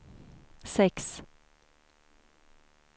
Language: Swedish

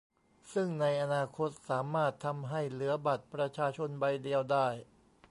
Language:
Thai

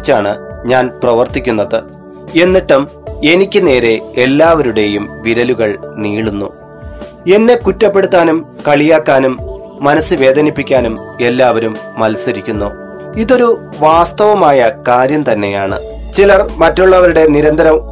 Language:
Malayalam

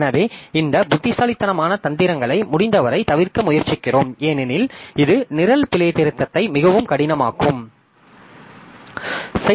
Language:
Tamil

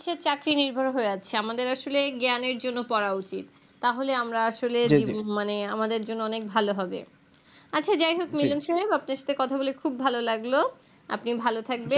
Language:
Bangla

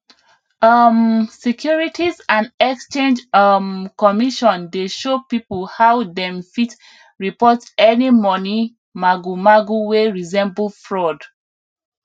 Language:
Nigerian Pidgin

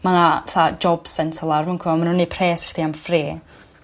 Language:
Welsh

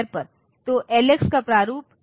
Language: Hindi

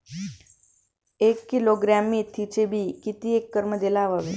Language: Marathi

